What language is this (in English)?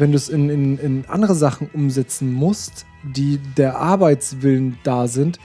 German